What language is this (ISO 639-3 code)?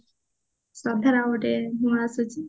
ori